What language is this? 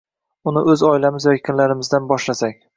Uzbek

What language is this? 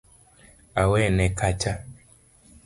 Luo (Kenya and Tanzania)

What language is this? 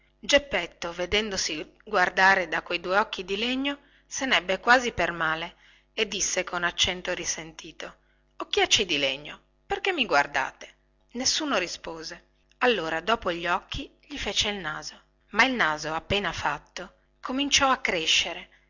Italian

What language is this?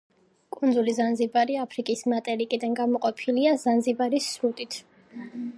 Georgian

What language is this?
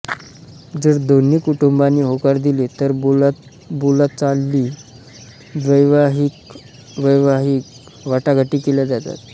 Marathi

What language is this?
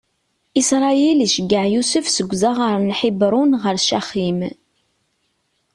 Kabyle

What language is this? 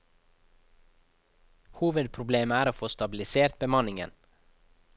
Norwegian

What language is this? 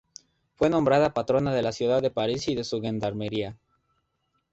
Spanish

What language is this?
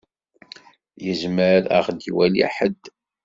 Kabyle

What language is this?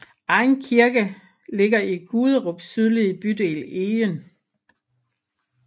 Danish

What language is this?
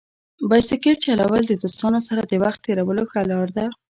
Pashto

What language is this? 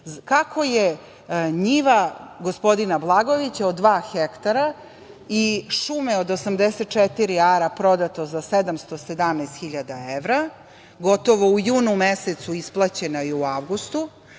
Serbian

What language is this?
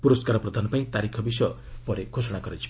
Odia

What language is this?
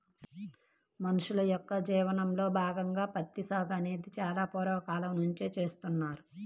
Telugu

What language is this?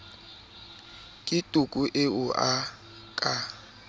Southern Sotho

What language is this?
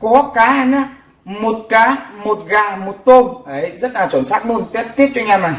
Vietnamese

